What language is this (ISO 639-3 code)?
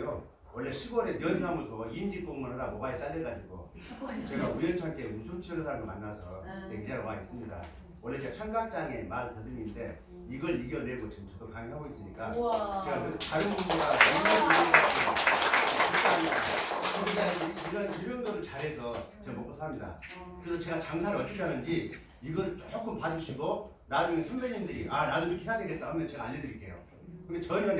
kor